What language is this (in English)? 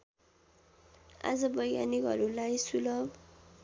Nepali